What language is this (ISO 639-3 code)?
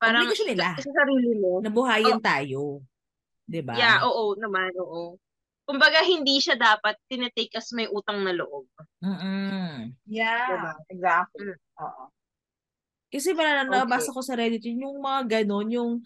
fil